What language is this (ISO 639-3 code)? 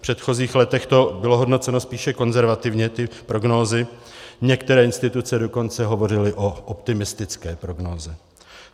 ces